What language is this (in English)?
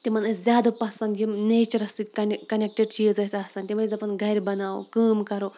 Kashmiri